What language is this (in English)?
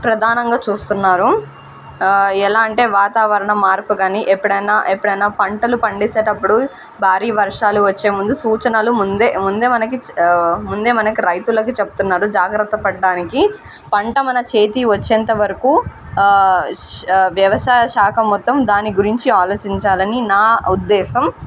Telugu